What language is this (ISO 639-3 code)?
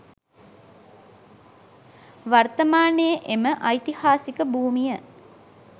sin